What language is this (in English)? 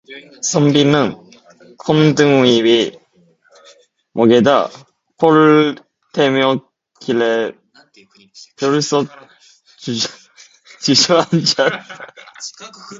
Korean